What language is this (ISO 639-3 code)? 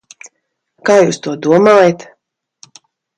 lav